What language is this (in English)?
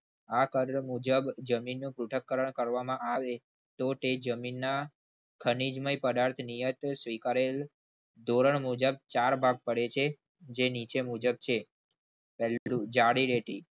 Gujarati